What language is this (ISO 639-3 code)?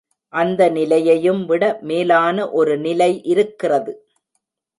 tam